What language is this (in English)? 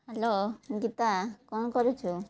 Odia